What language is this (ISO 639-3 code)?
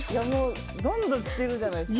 jpn